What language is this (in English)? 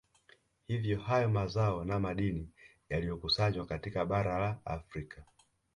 Swahili